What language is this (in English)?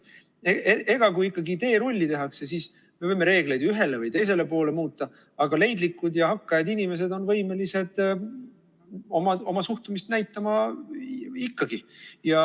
Estonian